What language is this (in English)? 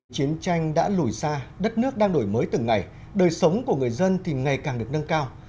Vietnamese